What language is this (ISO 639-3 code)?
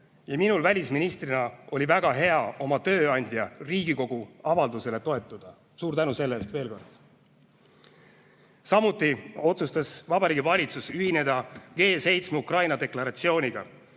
est